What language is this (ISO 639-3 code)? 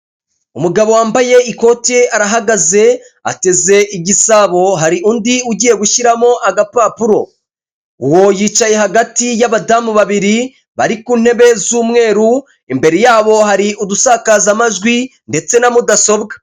kin